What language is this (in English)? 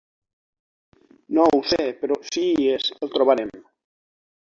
Catalan